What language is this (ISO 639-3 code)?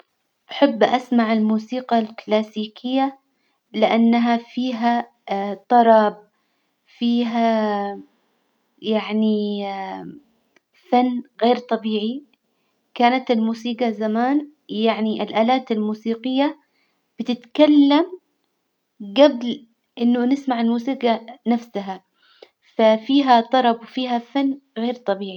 acw